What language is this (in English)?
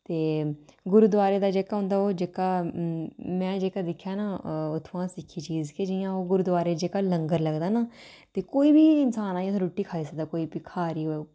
Dogri